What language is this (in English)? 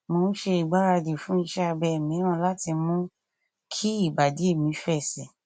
Yoruba